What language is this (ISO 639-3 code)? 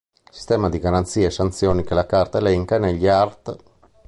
ita